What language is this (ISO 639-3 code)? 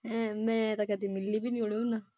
pan